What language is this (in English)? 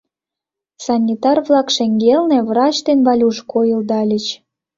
Mari